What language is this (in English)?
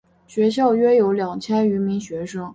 Chinese